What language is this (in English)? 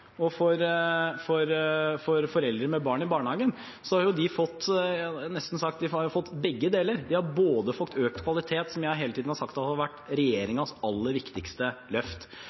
Norwegian Bokmål